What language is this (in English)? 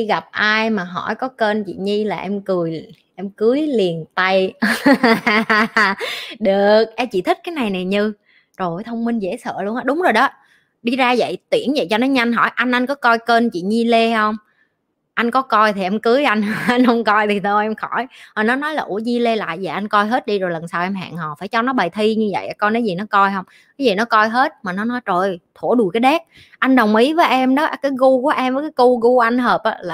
Vietnamese